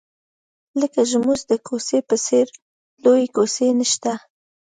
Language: Pashto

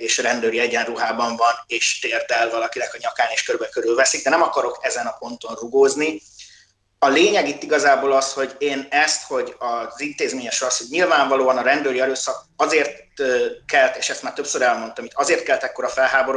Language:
Hungarian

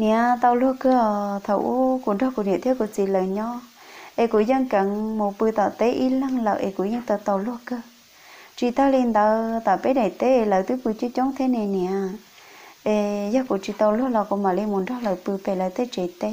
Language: Vietnamese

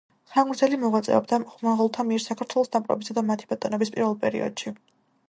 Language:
Georgian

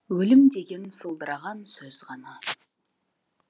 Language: Kazakh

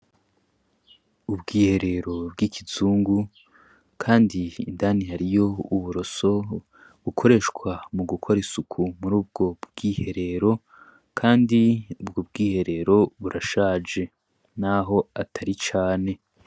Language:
Rundi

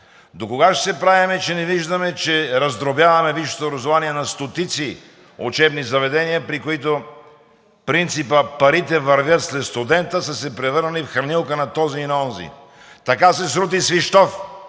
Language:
Bulgarian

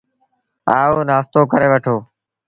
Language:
Sindhi Bhil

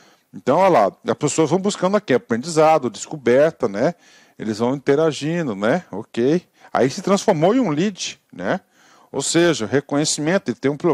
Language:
Portuguese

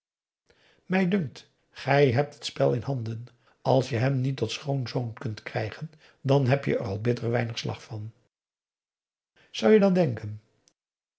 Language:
Dutch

